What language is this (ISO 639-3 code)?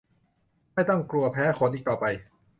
tha